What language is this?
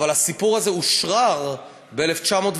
Hebrew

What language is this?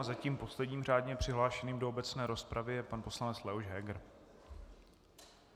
Czech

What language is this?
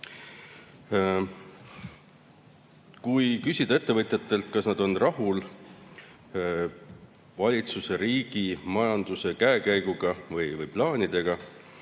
Estonian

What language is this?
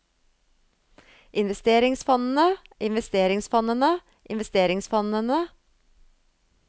Norwegian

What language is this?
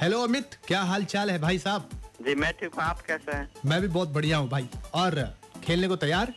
Hindi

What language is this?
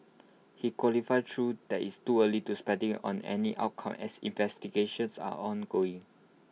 English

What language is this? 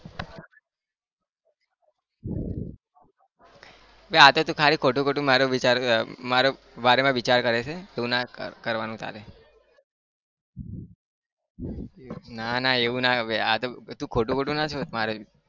Gujarati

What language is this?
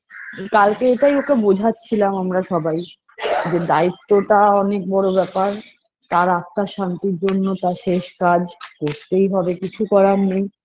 Bangla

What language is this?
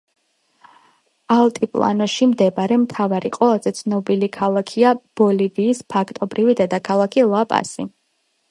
Georgian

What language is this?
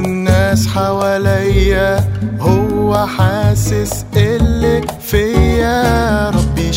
Arabic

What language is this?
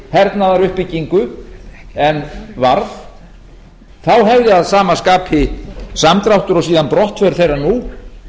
Icelandic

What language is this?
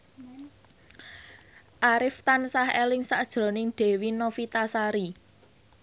Javanese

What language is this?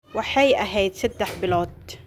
Somali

